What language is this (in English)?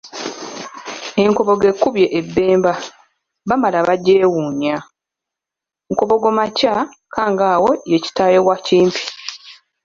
Ganda